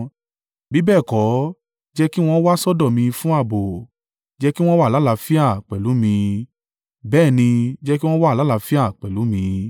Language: Yoruba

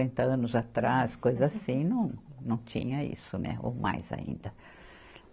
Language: Portuguese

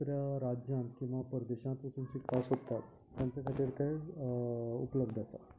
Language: Konkani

